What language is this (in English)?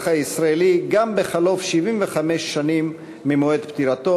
Hebrew